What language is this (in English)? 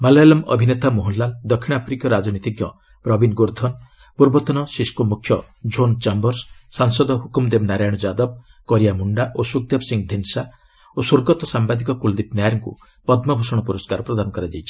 Odia